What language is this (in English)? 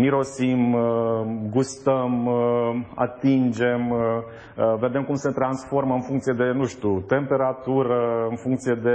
Romanian